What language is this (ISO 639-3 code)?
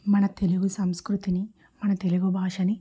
tel